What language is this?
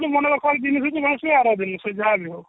Odia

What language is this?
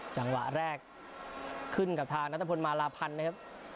Thai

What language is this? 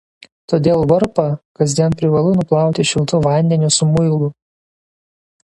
Lithuanian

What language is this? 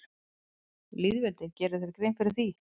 Icelandic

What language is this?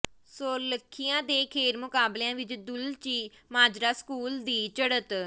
Punjabi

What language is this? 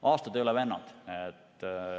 Estonian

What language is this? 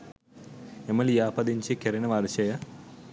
Sinhala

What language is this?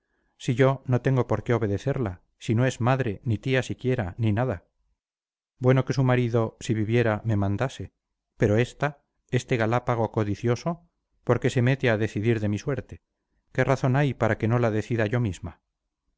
Spanish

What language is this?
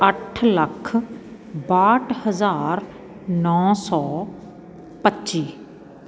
Punjabi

